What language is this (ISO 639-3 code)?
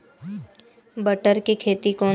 hne